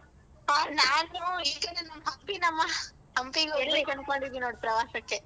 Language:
Kannada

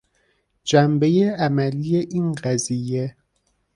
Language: Persian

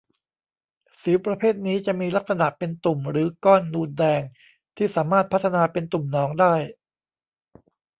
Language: Thai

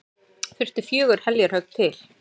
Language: Icelandic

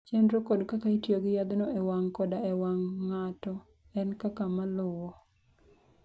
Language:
Luo (Kenya and Tanzania)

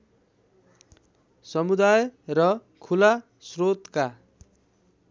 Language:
Nepali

